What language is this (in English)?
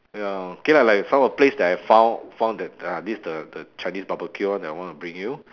English